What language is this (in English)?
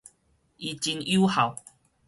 Min Nan Chinese